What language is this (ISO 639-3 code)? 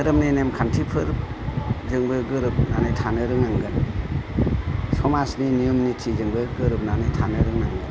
brx